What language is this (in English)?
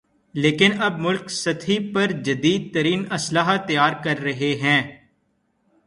Urdu